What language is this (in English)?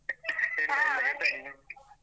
Kannada